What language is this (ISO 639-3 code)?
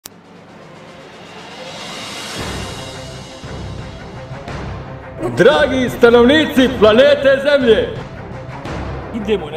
lav